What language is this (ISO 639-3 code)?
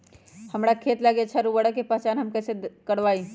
mag